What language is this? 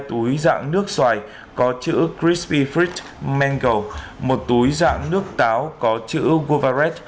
Vietnamese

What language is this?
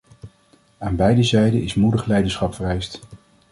Dutch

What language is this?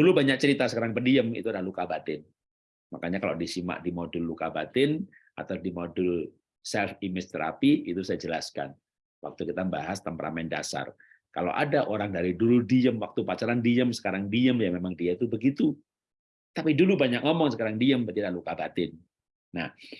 Indonesian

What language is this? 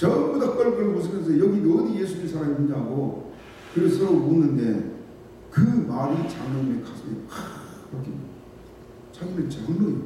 Korean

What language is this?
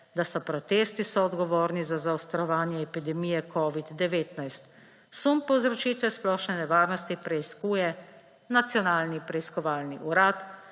Slovenian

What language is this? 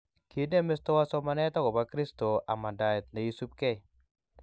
Kalenjin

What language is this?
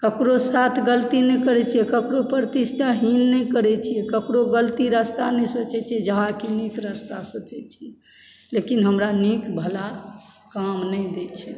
Maithili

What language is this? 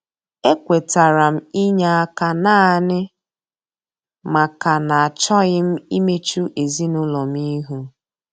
Igbo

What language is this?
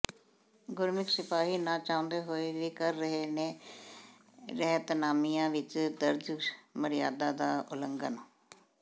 Punjabi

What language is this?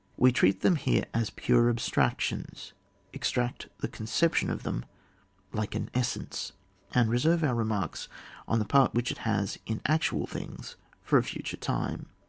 English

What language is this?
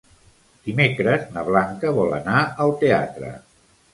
Catalan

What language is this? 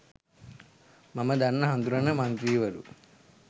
Sinhala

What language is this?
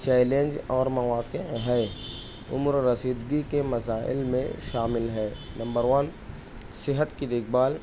Urdu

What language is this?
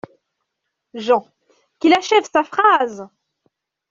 French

